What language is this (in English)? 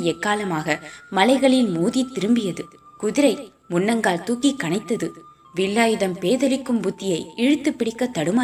Tamil